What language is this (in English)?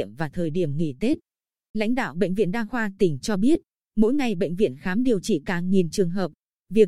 Vietnamese